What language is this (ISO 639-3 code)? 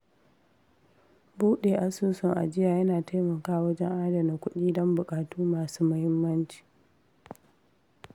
hau